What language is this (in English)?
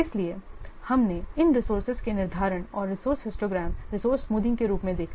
Hindi